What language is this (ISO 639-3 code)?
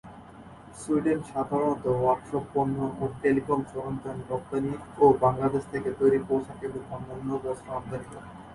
ben